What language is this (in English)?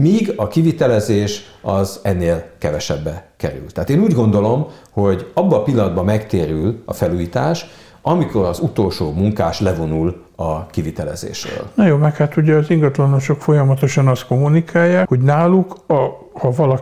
Hungarian